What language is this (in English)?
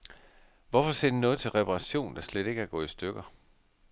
Danish